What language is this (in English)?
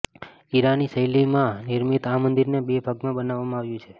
Gujarati